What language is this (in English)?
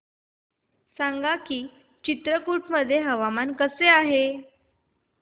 Marathi